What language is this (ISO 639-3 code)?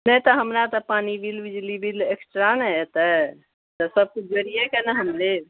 mai